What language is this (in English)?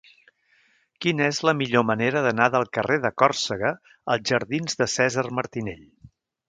Catalan